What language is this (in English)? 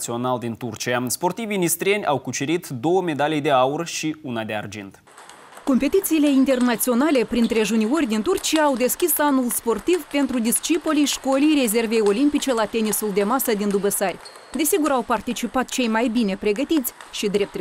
Romanian